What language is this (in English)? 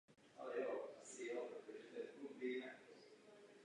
Czech